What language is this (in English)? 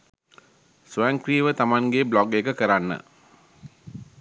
Sinhala